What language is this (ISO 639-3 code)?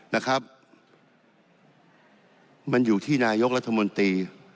tha